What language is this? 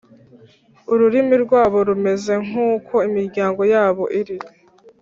Kinyarwanda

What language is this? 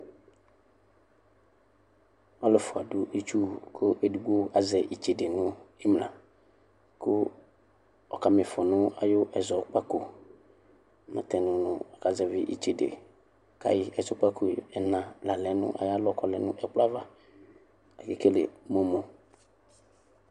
Ikposo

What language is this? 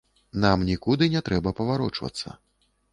Belarusian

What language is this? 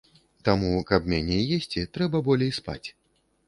Belarusian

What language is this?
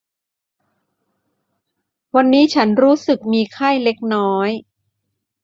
Thai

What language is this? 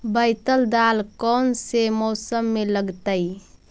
Magahi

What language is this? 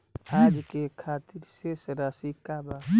Bhojpuri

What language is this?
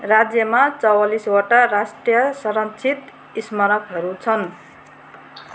Nepali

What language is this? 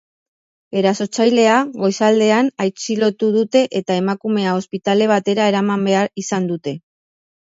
Basque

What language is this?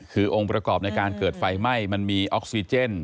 Thai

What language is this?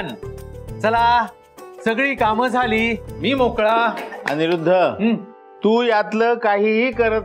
Marathi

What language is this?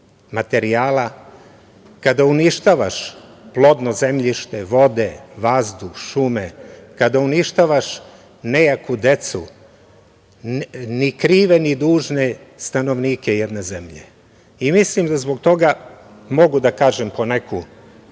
Serbian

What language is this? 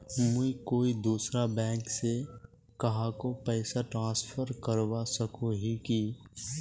Magahi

